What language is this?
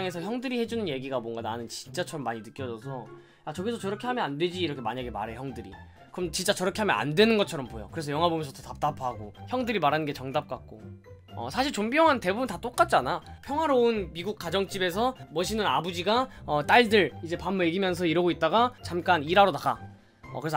Korean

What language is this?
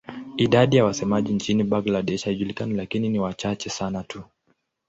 Swahili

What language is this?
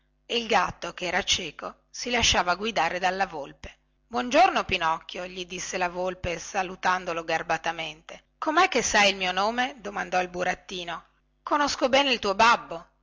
Italian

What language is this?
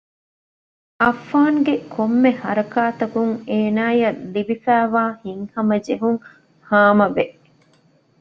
Divehi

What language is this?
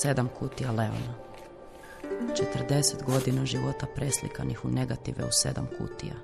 Croatian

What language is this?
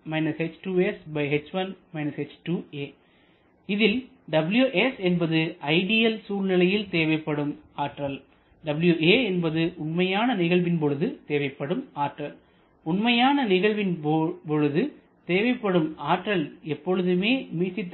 Tamil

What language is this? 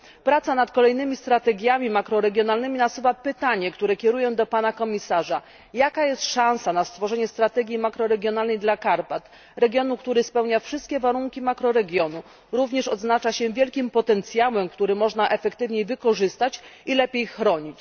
Polish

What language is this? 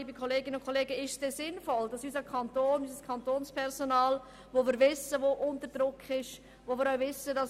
Swiss German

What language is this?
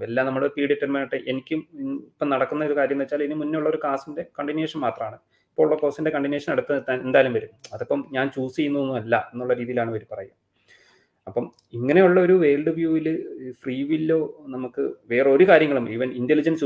Malayalam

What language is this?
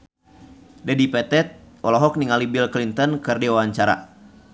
Sundanese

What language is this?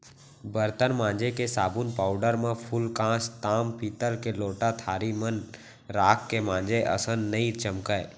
Chhattisgarhi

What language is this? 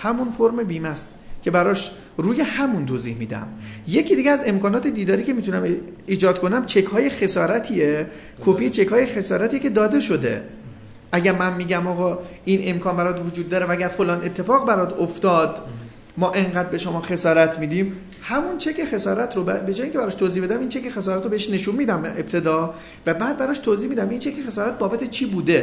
Persian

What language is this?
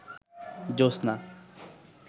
Bangla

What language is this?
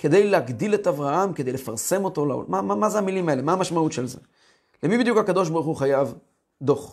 Hebrew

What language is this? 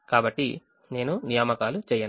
Telugu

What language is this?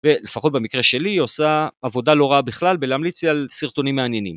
Hebrew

